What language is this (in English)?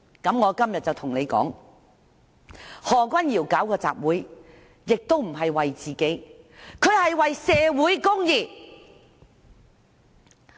Cantonese